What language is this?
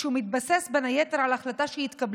Hebrew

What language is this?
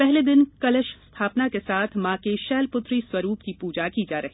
Hindi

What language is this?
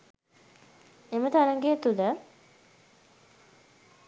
Sinhala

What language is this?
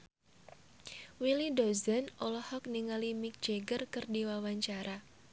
Sundanese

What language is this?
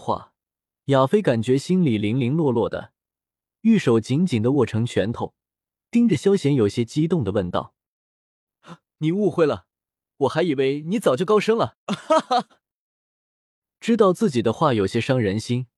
Chinese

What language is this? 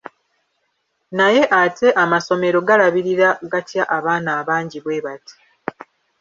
Ganda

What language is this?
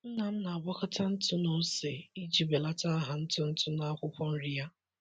Igbo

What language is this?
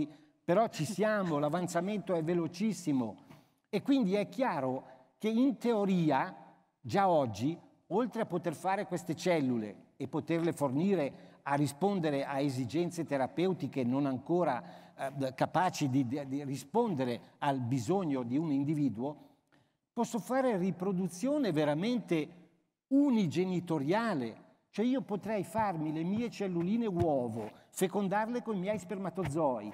Italian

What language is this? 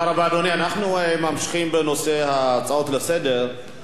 Hebrew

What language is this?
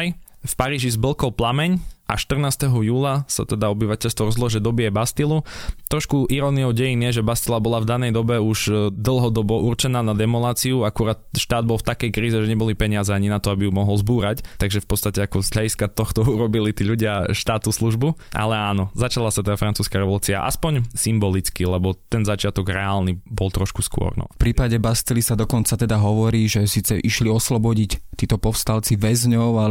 Slovak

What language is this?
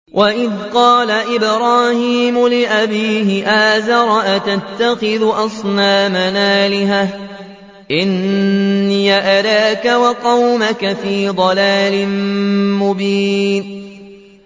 Arabic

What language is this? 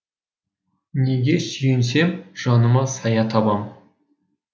Kazakh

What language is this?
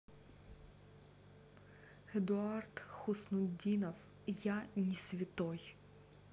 Russian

